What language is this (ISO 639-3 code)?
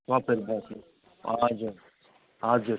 nep